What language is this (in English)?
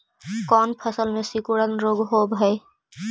Magahi